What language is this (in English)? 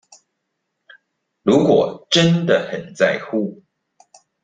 Chinese